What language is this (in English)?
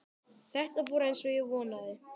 Icelandic